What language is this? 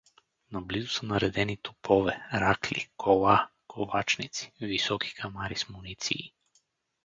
Bulgarian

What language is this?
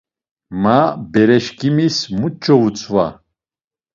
Laz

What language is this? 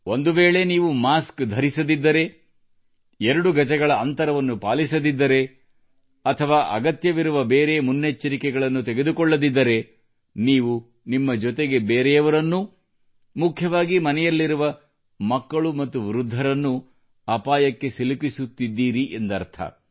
Kannada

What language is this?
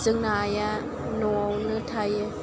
Bodo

